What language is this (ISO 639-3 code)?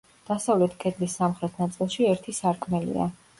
kat